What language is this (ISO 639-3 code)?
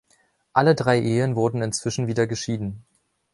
deu